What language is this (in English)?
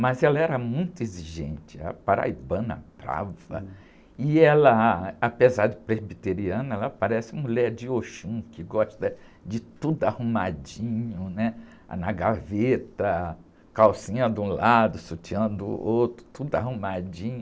Portuguese